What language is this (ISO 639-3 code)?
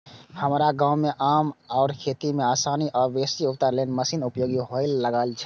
mai